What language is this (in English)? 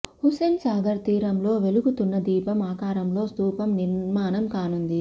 Telugu